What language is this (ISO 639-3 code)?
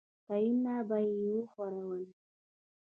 pus